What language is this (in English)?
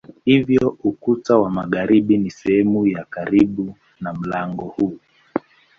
Swahili